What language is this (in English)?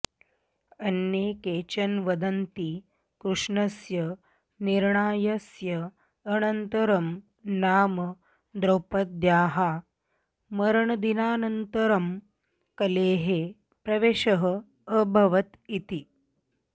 Sanskrit